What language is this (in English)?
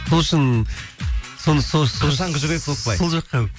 Kazakh